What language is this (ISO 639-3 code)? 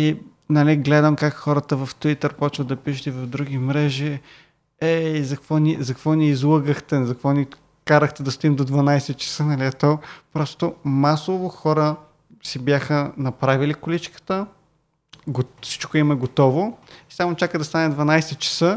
bul